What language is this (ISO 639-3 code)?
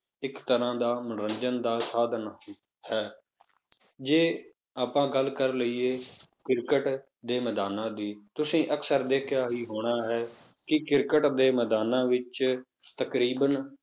pan